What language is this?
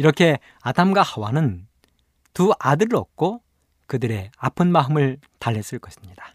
Korean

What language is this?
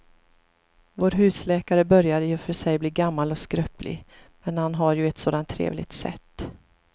Swedish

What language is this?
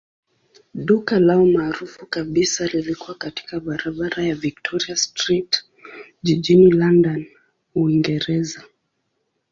Swahili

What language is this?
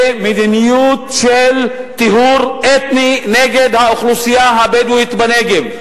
Hebrew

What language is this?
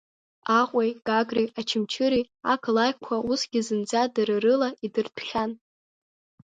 Abkhazian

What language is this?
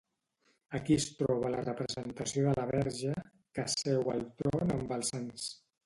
Catalan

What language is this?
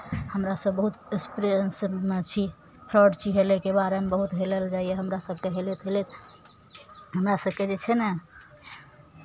Maithili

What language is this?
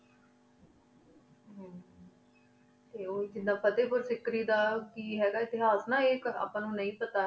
Punjabi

